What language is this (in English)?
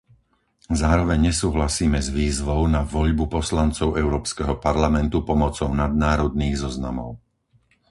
Slovak